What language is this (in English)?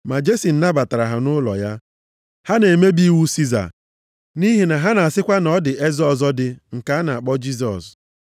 Igbo